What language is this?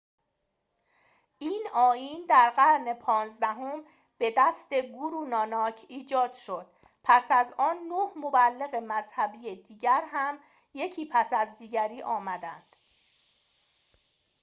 Persian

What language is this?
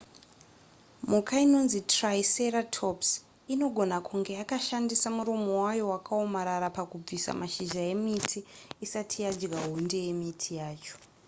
Shona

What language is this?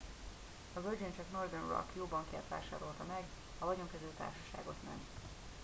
Hungarian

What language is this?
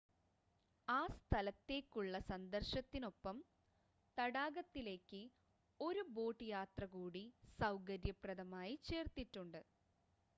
Malayalam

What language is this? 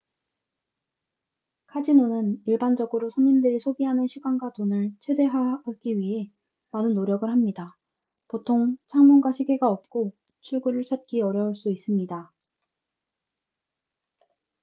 Korean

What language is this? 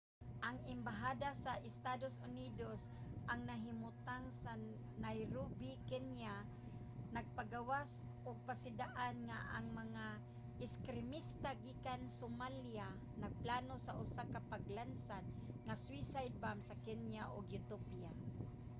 Cebuano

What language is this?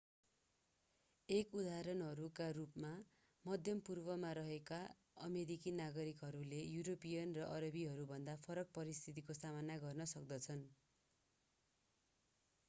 Nepali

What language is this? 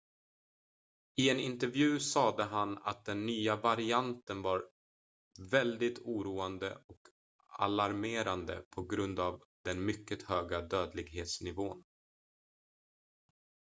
Swedish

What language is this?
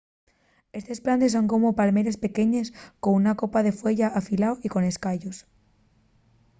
Asturian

